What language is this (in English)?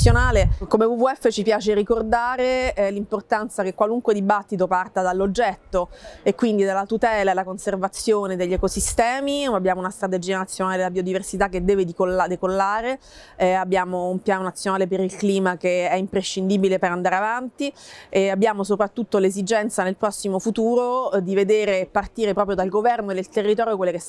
Italian